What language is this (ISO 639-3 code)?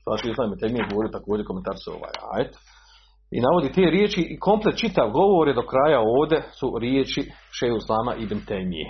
hrv